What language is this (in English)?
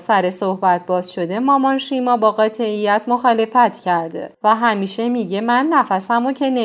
Persian